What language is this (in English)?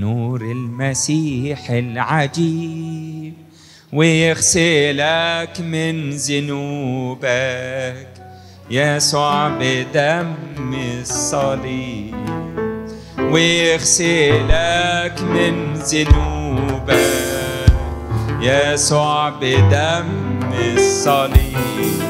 Arabic